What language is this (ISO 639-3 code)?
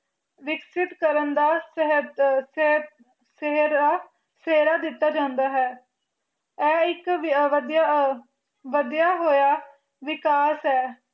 pan